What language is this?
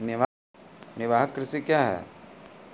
Maithili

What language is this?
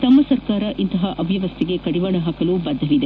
Kannada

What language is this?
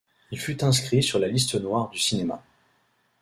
French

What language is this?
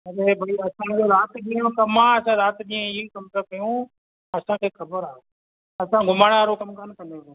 Sindhi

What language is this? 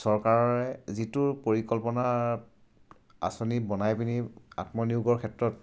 Assamese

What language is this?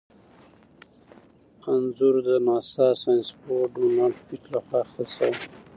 Pashto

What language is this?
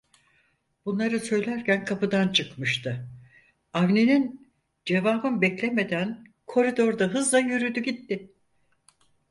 Turkish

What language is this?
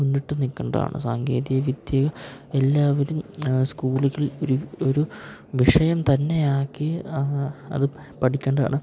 Malayalam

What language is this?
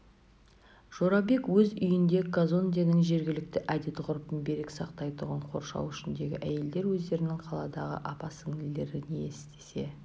Kazakh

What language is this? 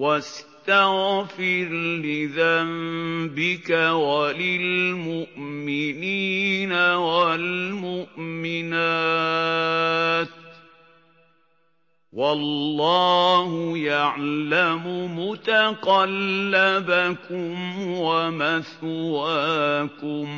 Arabic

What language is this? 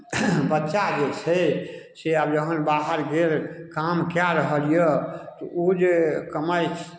Maithili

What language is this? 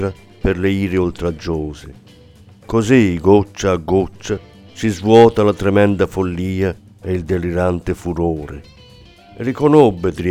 Italian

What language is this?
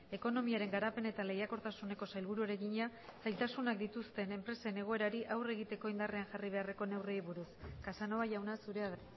Basque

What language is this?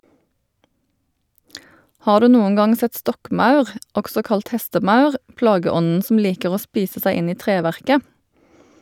Norwegian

